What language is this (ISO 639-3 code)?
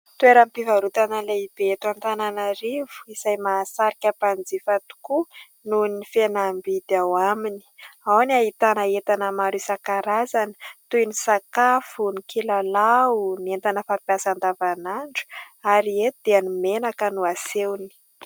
mlg